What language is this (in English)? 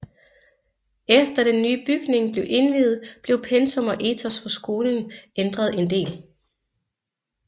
Danish